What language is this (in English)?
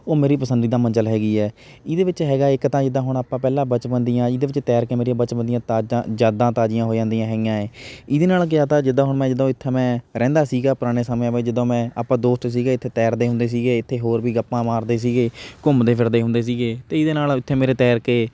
Punjabi